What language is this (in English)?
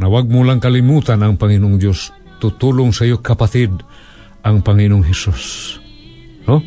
Filipino